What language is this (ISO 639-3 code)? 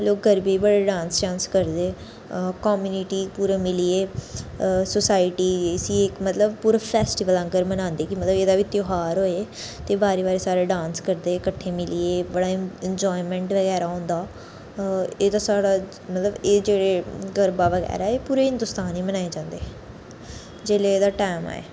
doi